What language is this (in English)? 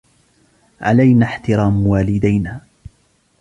Arabic